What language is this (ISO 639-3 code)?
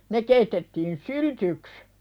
fin